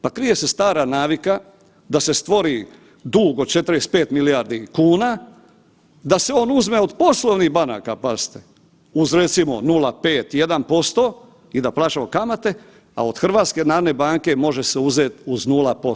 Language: Croatian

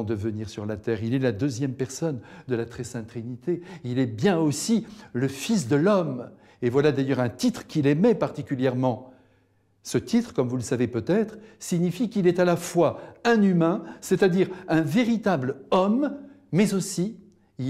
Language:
French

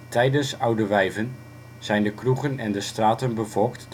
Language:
Dutch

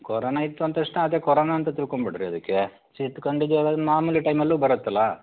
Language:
Kannada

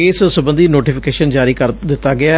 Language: Punjabi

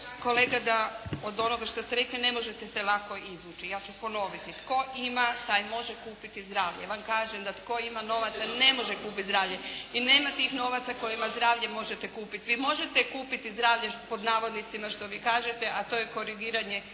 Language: Croatian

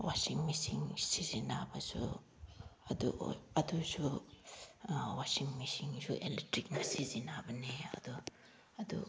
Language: Manipuri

